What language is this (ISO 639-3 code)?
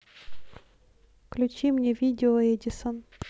rus